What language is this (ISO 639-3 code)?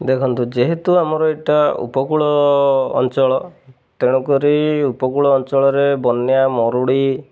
ori